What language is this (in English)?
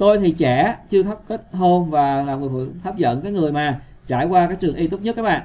Vietnamese